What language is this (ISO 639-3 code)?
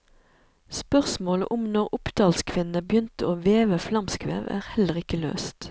nor